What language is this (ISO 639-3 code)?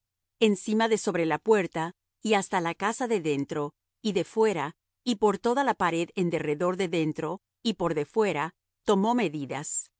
spa